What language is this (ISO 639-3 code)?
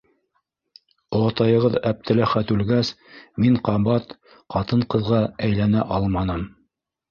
bak